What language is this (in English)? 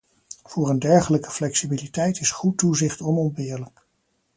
Dutch